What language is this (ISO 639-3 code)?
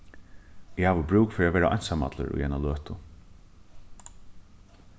fao